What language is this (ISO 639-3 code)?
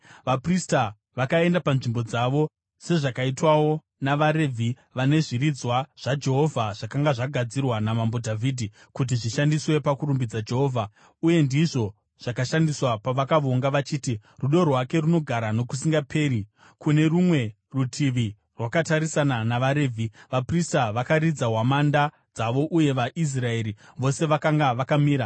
sna